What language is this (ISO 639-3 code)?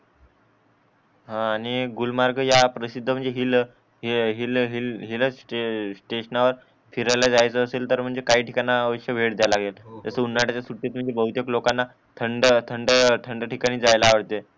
mar